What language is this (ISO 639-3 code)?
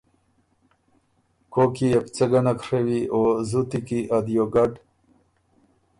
oru